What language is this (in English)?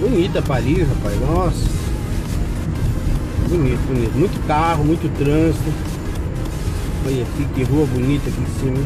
Portuguese